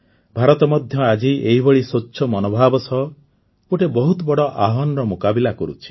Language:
Odia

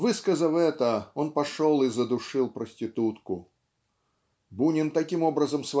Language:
Russian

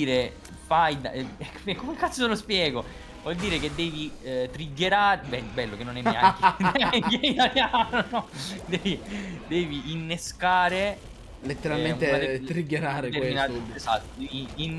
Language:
Italian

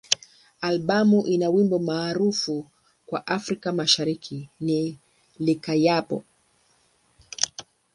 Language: Swahili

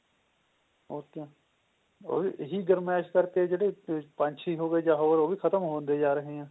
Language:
Punjabi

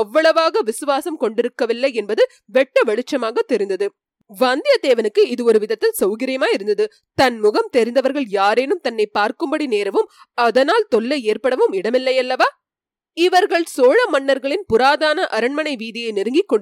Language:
Tamil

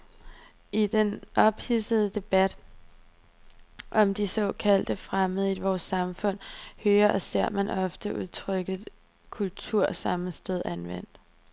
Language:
Danish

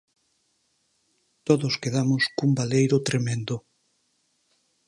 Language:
Galician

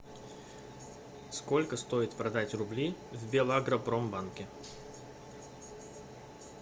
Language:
Russian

